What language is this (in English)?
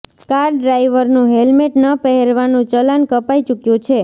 Gujarati